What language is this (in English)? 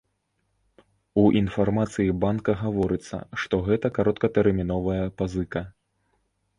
Belarusian